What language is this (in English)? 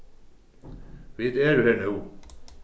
Faroese